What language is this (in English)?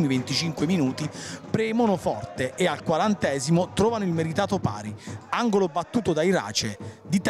Italian